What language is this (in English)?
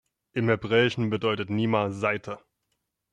German